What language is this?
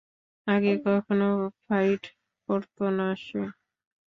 Bangla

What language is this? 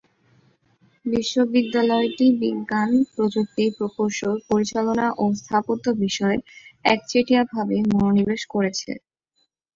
Bangla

